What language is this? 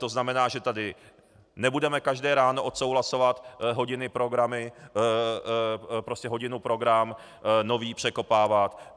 Czech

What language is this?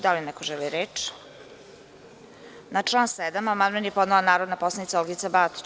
Serbian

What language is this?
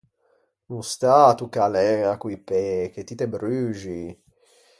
Ligurian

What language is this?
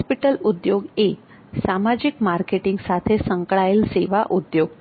Gujarati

